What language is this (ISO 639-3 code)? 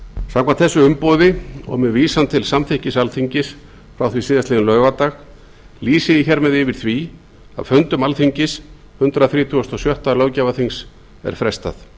isl